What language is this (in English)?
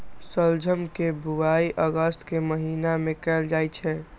Maithili